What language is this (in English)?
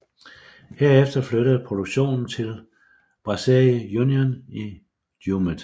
Danish